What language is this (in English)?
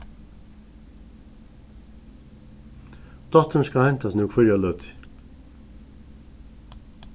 Faroese